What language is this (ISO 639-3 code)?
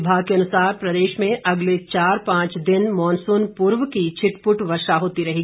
hin